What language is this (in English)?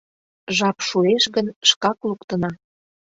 Mari